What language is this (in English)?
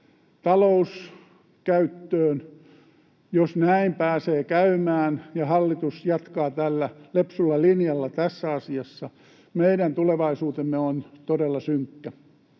Finnish